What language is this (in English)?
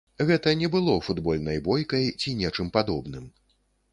Belarusian